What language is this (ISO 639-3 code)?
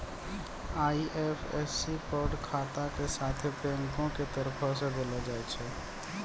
mai